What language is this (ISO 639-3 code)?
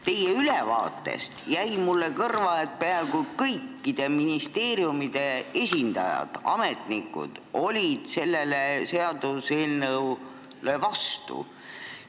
est